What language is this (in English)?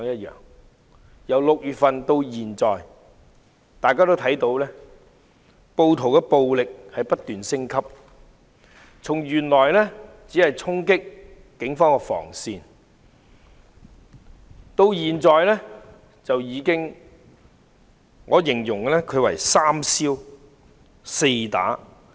Cantonese